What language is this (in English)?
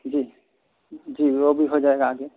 Urdu